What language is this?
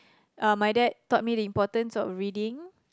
English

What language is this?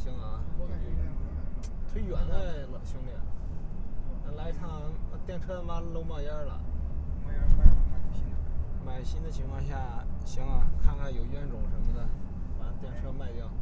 Chinese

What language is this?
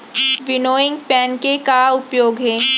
Chhattisgarhi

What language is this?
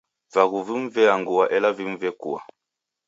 Taita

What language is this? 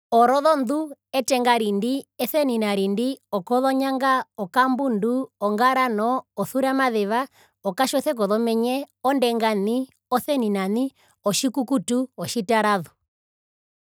Herero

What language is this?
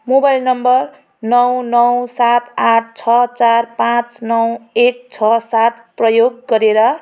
Nepali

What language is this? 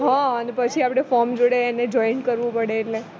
Gujarati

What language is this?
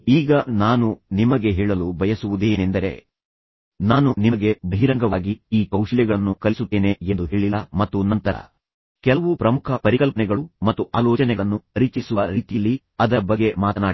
Kannada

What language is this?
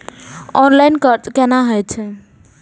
Maithili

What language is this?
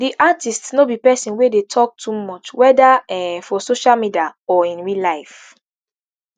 Nigerian Pidgin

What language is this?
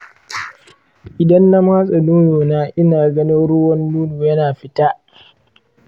Hausa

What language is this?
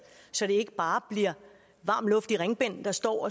Danish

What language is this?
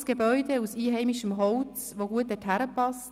Swiss German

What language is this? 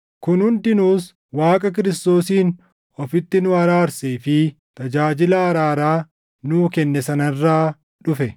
Oromo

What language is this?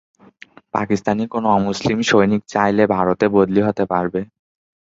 Bangla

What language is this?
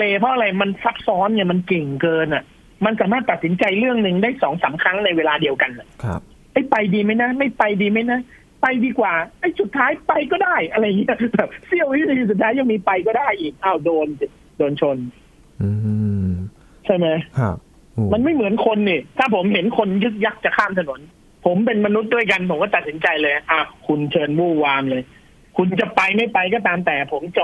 Thai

